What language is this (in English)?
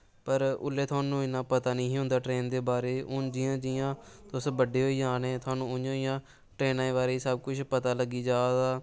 Dogri